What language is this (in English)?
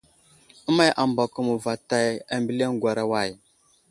Wuzlam